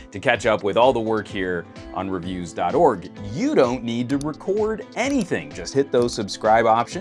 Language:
English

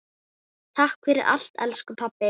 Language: Icelandic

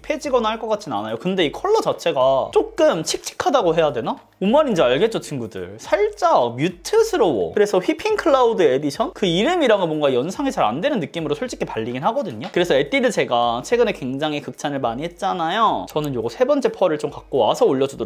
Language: Korean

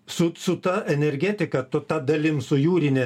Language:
Lithuanian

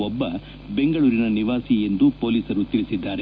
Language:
Kannada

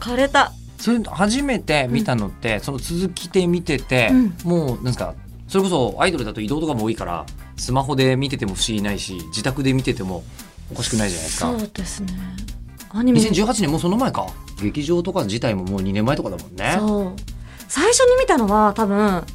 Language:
Japanese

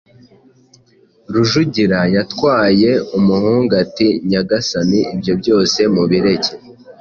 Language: Kinyarwanda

